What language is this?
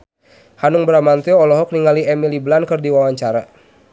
Sundanese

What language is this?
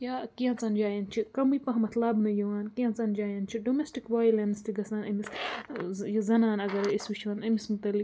Kashmiri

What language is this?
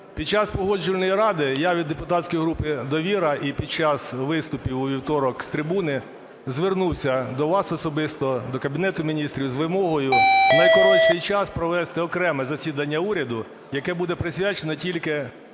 Ukrainian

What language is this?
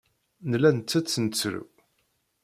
Kabyle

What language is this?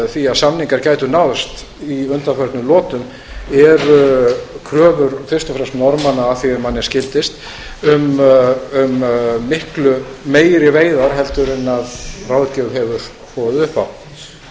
Icelandic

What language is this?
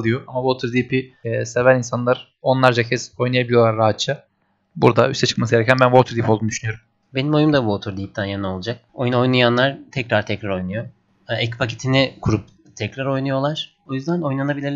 Turkish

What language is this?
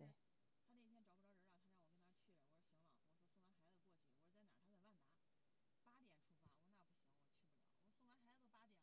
Chinese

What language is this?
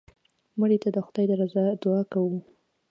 Pashto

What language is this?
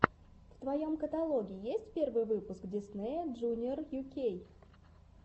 Russian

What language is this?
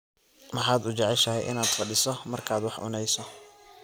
Somali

